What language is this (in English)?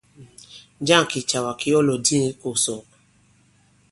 Bankon